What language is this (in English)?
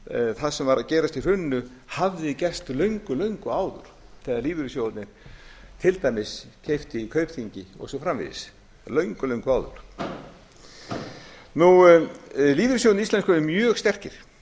Icelandic